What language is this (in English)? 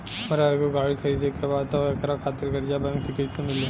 Bhojpuri